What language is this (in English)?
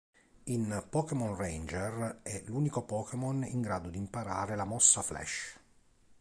Italian